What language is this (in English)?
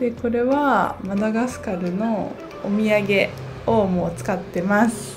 Japanese